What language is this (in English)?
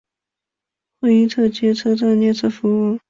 Chinese